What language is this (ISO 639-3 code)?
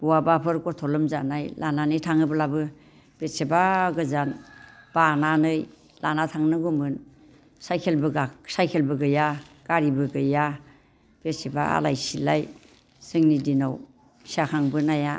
brx